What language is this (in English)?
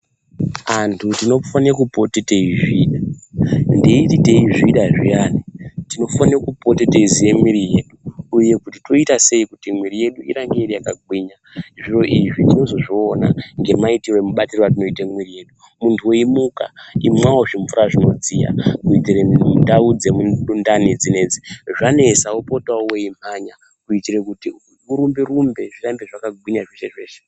Ndau